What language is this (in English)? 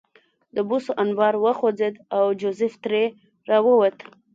Pashto